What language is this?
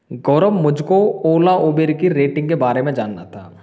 Hindi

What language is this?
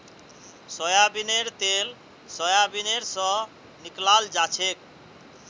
Magahi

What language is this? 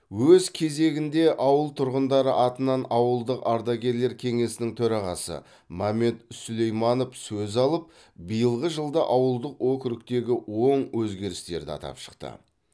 Kazakh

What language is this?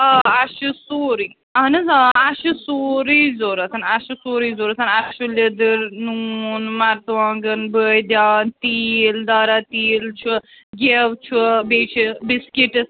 Kashmiri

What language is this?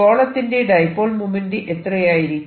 Malayalam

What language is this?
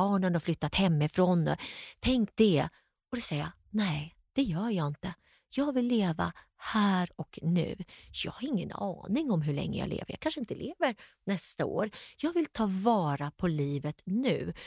Swedish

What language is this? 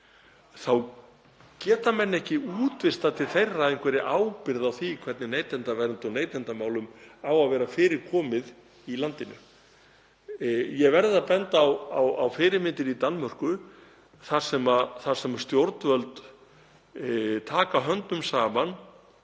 Icelandic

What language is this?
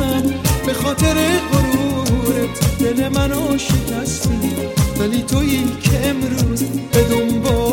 Persian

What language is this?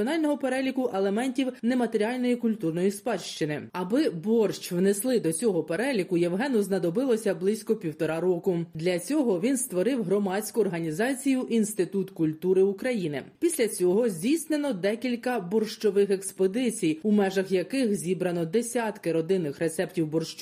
Ukrainian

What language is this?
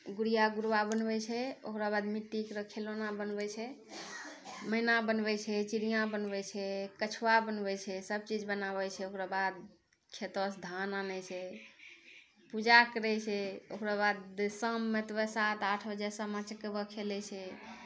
Maithili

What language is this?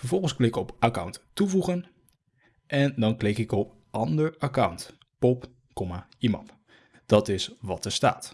Dutch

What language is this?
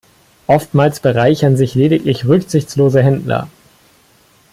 German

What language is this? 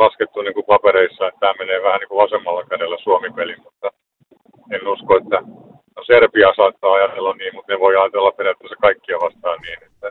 Finnish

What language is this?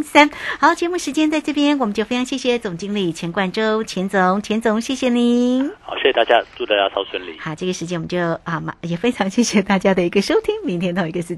Chinese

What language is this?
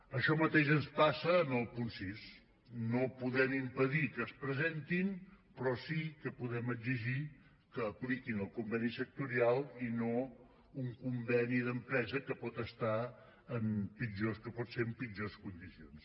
Catalan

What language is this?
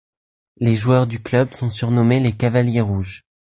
French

